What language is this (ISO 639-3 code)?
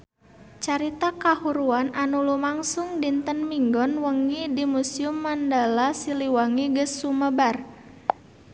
sun